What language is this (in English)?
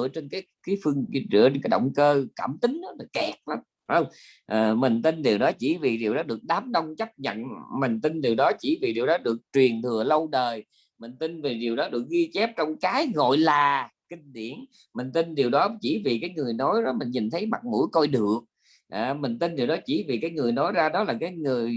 Vietnamese